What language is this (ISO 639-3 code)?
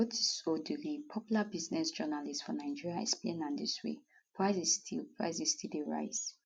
pcm